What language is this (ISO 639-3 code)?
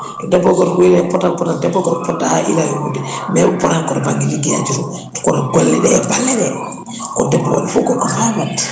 ful